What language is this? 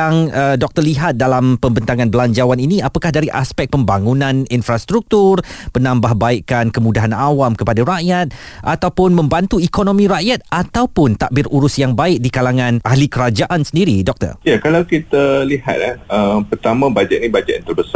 Malay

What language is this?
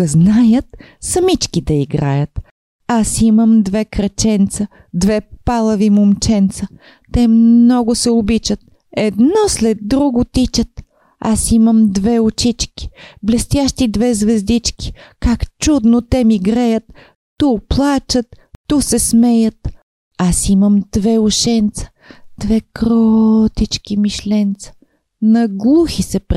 Bulgarian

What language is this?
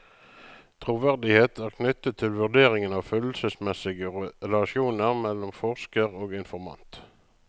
Norwegian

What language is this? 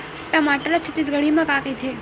Chhattisgarhi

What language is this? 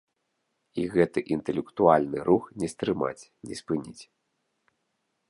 Belarusian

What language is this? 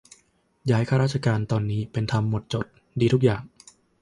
Thai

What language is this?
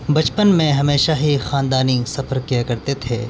Urdu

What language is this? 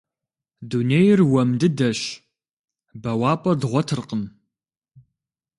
Kabardian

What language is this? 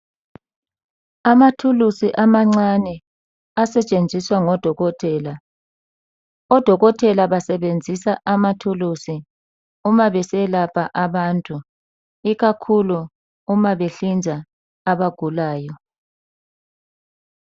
North Ndebele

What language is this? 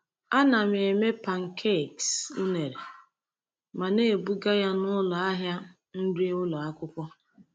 Igbo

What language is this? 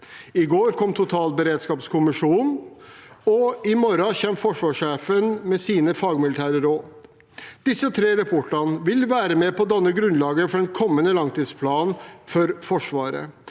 Norwegian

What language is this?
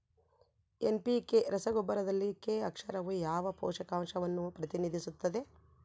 Kannada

